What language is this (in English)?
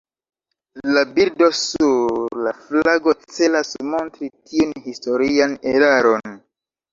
Esperanto